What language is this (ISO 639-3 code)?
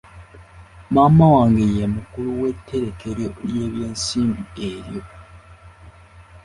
lug